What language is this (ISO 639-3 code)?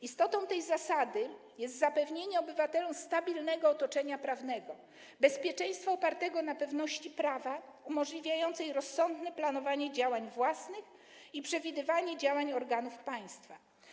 pol